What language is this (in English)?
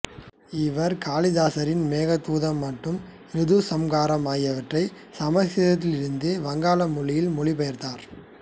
Tamil